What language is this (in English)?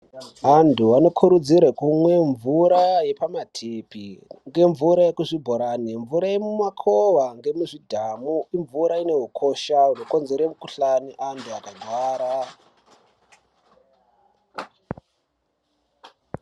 Ndau